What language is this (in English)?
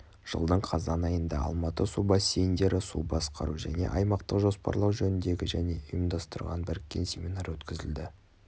Kazakh